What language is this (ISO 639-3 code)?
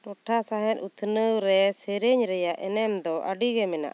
sat